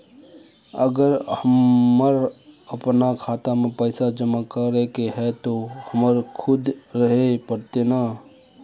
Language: Magahi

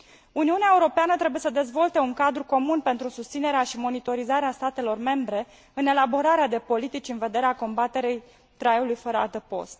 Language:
Romanian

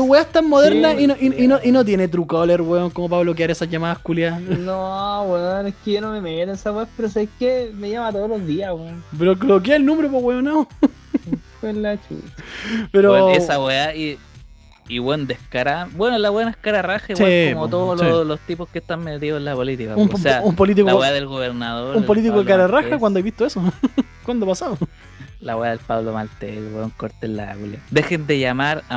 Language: Spanish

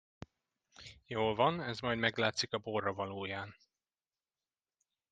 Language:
Hungarian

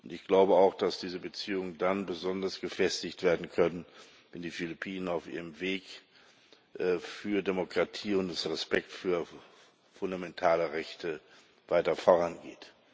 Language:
German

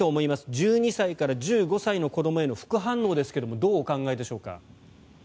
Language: Japanese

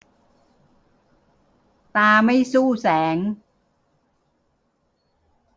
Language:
Thai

